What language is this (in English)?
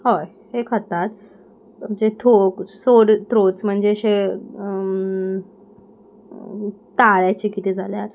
Konkani